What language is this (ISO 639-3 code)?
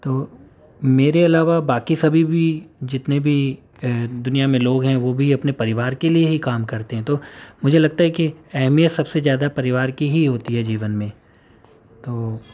urd